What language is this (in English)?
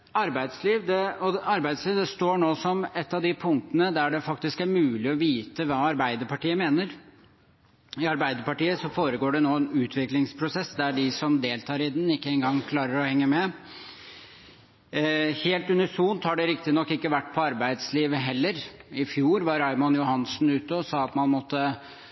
Norwegian Bokmål